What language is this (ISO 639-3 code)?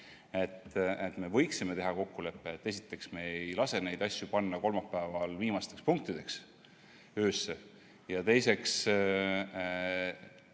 est